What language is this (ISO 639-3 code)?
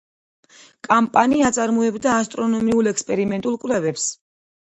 kat